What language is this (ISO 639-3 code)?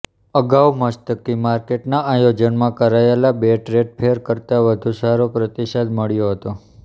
guj